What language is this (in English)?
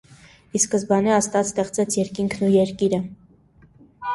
Armenian